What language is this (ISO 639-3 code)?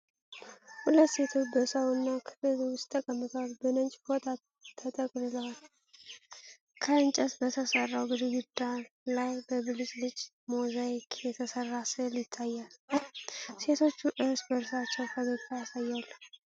amh